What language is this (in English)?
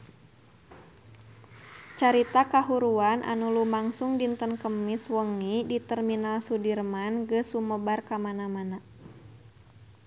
Sundanese